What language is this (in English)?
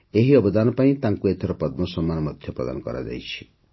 Odia